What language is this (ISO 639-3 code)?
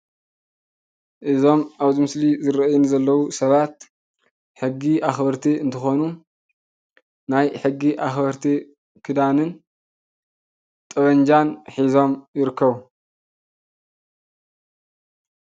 tir